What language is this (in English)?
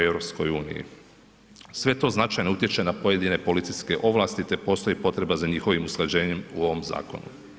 Croatian